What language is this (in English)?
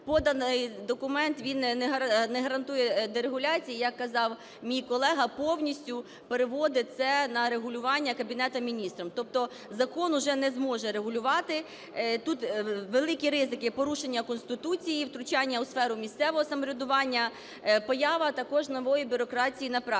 Ukrainian